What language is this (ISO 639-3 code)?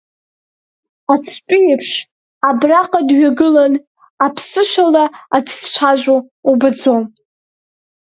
abk